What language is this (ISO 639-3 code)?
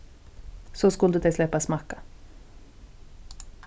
fao